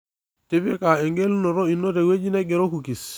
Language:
Masai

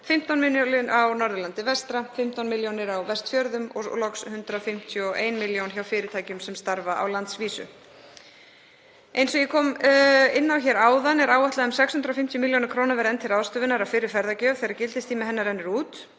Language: Icelandic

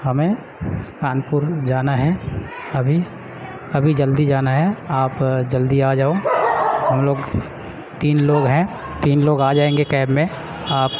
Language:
Urdu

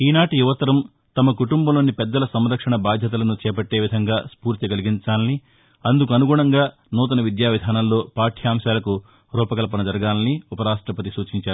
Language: Telugu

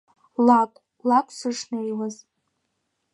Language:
Abkhazian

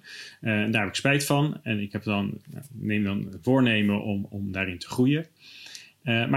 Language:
Dutch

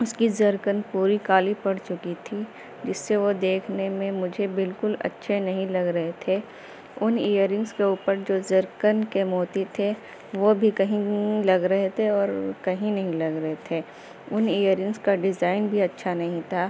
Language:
Urdu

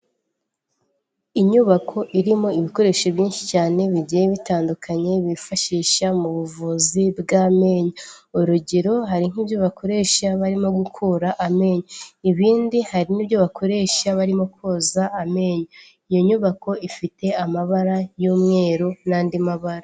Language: Kinyarwanda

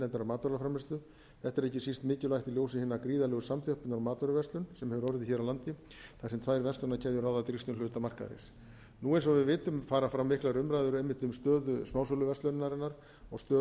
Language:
Icelandic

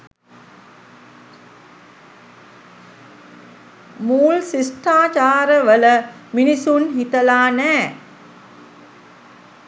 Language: Sinhala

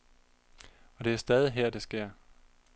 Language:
Danish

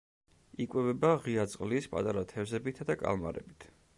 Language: Georgian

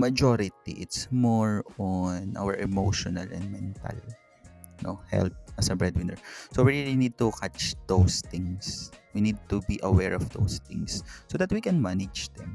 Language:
Filipino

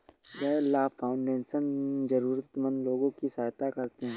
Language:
Hindi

